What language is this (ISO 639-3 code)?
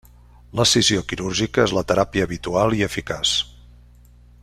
cat